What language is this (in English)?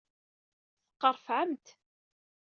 Kabyle